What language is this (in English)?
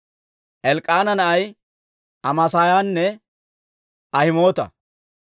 Dawro